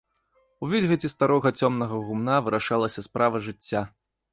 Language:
Belarusian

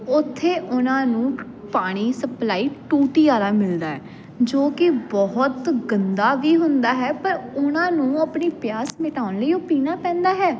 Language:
Punjabi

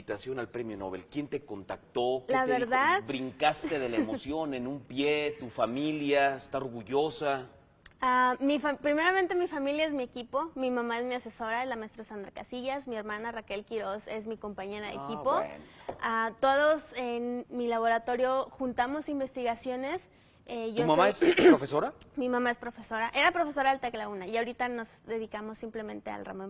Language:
Spanish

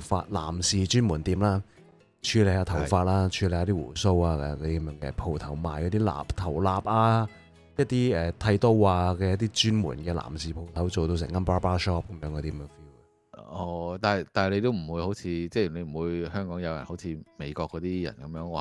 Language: Chinese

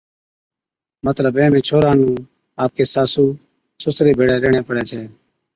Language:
Od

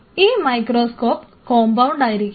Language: Malayalam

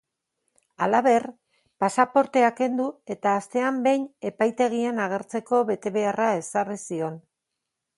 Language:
Basque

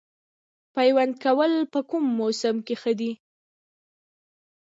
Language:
Pashto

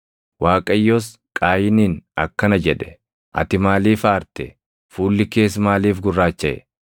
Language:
Oromo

